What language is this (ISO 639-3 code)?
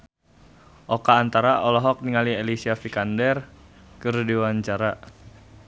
sun